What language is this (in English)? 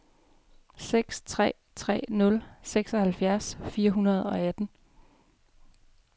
Danish